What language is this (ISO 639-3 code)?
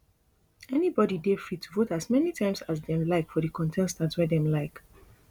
pcm